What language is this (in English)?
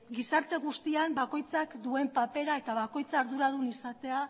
Basque